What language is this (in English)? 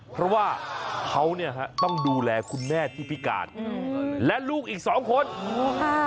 Thai